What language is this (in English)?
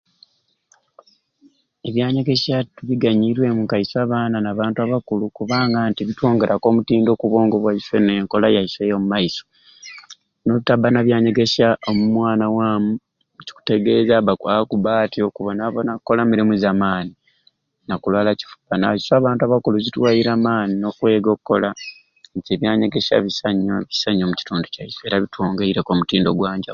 Ruuli